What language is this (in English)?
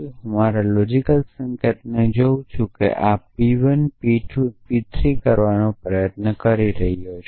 Gujarati